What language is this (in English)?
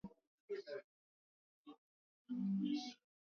Swahili